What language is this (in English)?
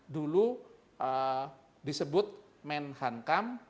Indonesian